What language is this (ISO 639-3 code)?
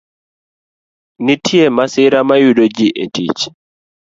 luo